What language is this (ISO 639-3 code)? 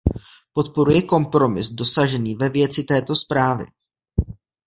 ces